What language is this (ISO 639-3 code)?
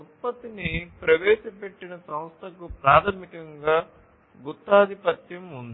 tel